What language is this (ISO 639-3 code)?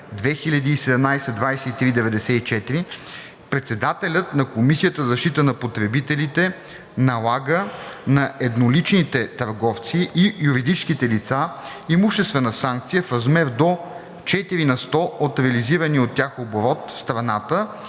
bul